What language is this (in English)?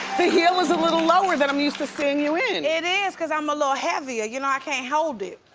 English